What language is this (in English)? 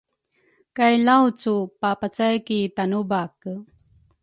Rukai